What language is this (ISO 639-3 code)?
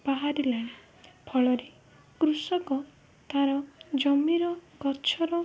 ori